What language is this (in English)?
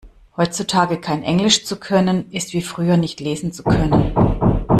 German